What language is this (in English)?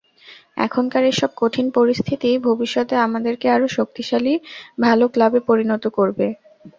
Bangla